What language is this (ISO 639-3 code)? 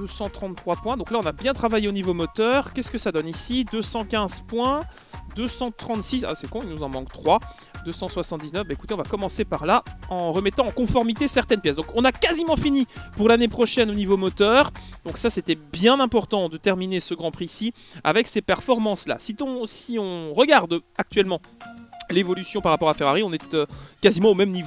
fra